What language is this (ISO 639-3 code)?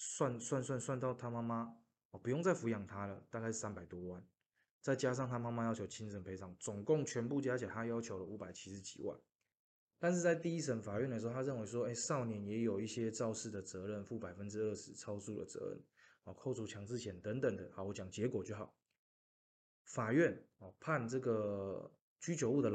zho